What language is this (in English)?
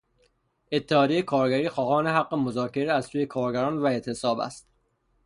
Persian